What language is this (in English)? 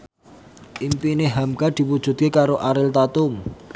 Javanese